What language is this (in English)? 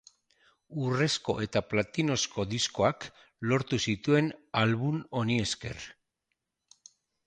Basque